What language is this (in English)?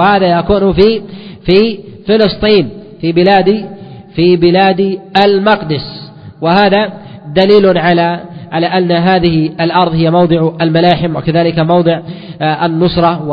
Arabic